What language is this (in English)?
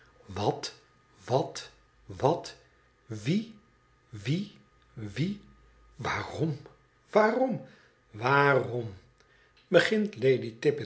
Dutch